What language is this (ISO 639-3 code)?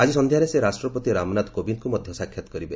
ori